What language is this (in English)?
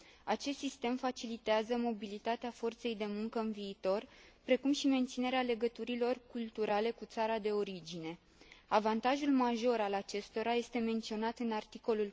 Romanian